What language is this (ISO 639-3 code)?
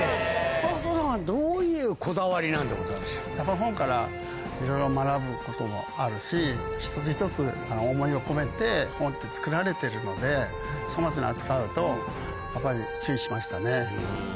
jpn